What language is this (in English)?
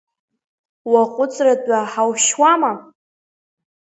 Abkhazian